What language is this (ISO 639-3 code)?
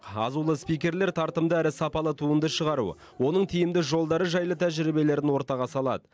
kaz